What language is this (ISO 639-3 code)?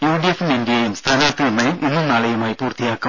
mal